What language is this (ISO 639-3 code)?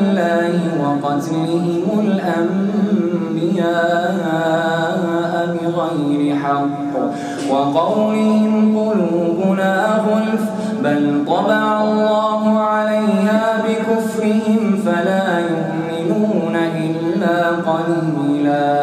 ara